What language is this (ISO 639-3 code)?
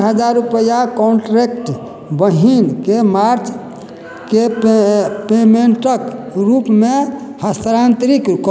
mai